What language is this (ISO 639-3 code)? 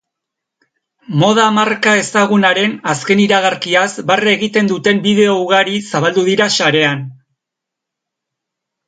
eus